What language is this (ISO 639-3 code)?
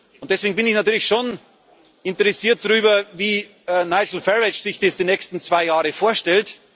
deu